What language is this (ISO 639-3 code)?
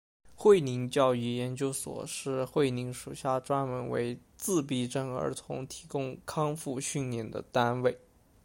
zho